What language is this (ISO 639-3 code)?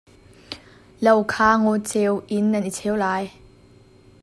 cnh